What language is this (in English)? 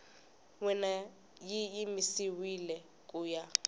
Tsonga